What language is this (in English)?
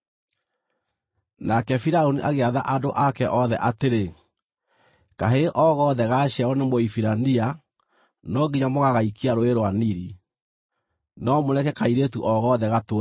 Kikuyu